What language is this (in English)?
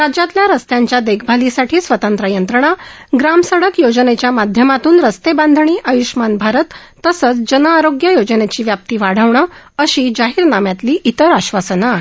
Marathi